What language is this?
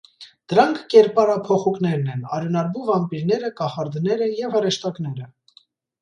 Armenian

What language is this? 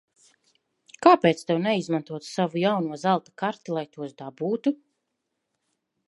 Latvian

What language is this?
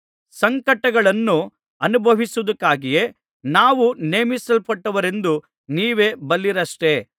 Kannada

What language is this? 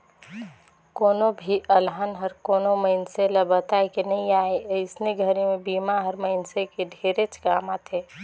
Chhattisgarhi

